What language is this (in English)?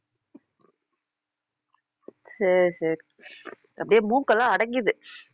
Tamil